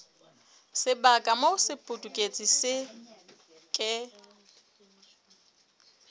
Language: Southern Sotho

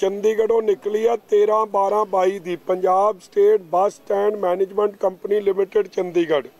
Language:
Hindi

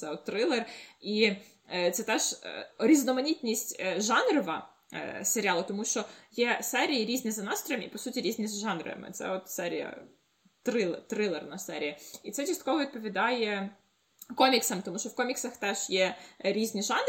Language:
Ukrainian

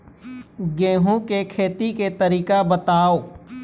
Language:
Chhattisgarhi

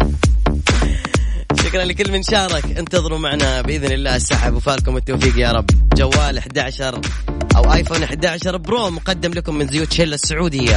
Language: Arabic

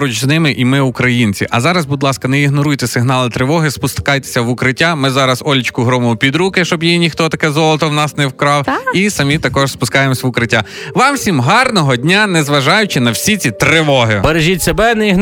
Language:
Ukrainian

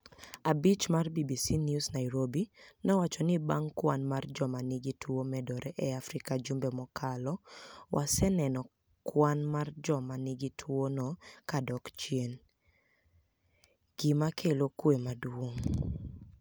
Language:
Luo (Kenya and Tanzania)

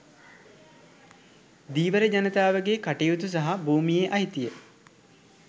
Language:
Sinhala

